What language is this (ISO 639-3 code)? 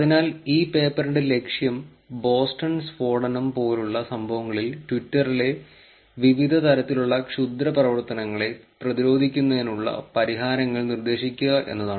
mal